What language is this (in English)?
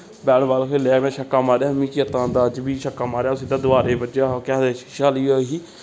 Dogri